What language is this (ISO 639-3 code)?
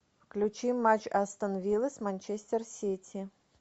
rus